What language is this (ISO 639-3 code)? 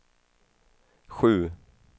swe